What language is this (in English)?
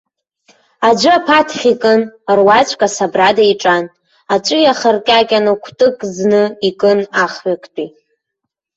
Abkhazian